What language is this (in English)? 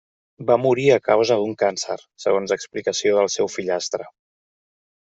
Catalan